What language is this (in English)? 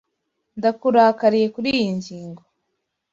Kinyarwanda